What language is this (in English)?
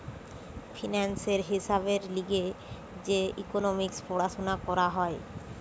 Bangla